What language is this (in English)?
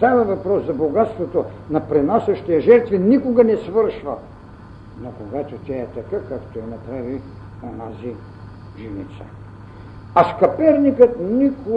Bulgarian